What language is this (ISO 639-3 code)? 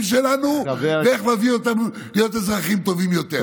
heb